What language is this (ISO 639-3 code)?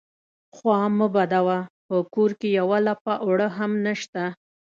pus